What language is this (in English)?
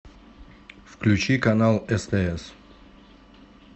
Russian